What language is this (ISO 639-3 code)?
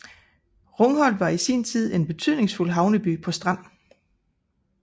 dan